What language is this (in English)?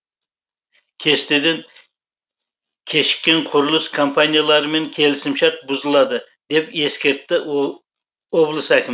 Kazakh